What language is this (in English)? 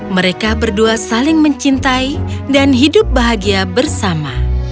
Indonesian